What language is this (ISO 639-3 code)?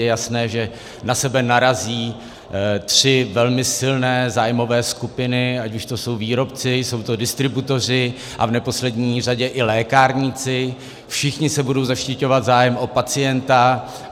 ces